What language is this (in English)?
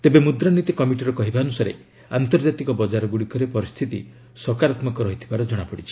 Odia